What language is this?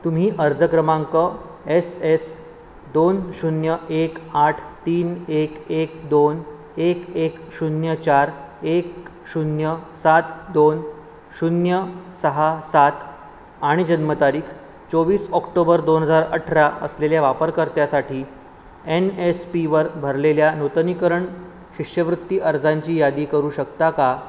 Marathi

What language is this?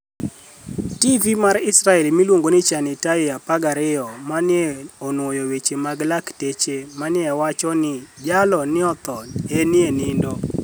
Luo (Kenya and Tanzania)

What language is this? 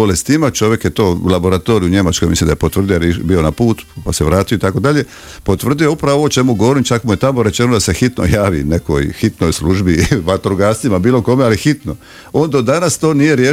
Croatian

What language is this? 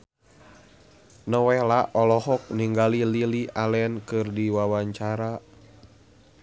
Sundanese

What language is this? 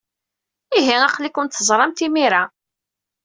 Kabyle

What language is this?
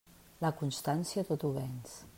Catalan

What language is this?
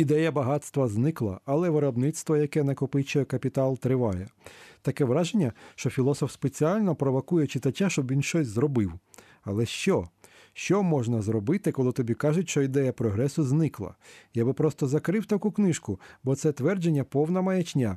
Ukrainian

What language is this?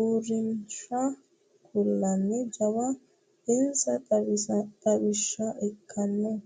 Sidamo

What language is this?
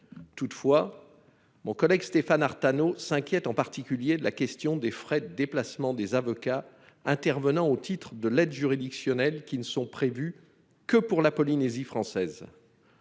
French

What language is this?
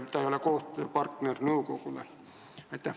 Estonian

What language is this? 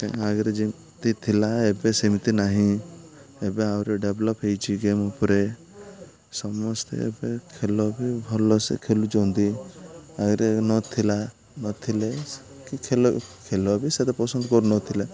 Odia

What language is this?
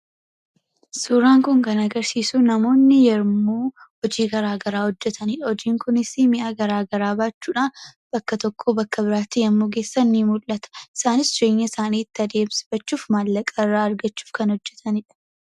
Oromo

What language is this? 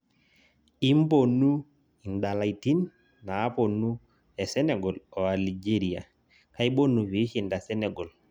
Masai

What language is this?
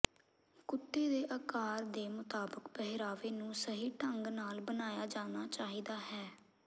Punjabi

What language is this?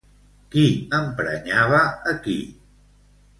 Catalan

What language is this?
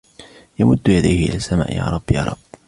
Arabic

